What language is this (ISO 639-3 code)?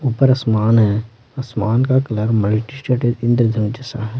hin